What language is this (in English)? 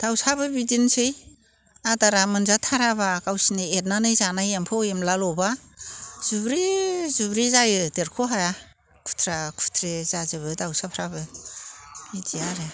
Bodo